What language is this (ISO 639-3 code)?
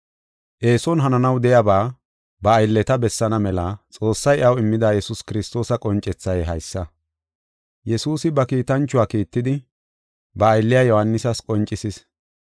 gof